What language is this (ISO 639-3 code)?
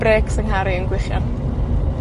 cym